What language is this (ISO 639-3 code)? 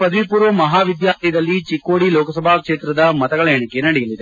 kan